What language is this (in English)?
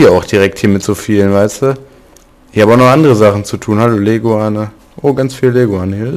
German